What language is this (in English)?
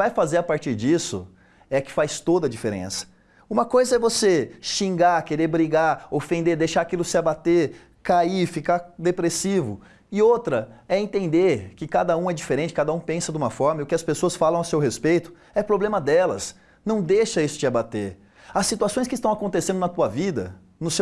Portuguese